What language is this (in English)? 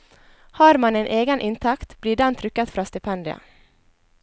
Norwegian